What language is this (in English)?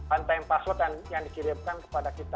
Indonesian